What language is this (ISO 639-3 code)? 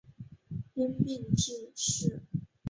zho